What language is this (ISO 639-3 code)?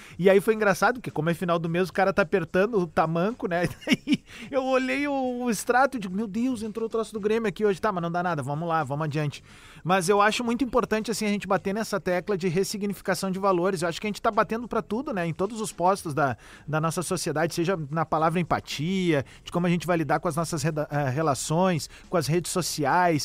por